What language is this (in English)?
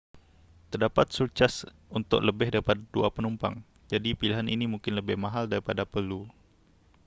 Malay